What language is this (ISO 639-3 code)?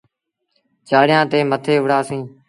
sbn